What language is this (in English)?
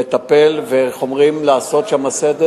Hebrew